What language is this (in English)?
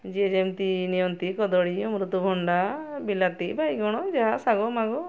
Odia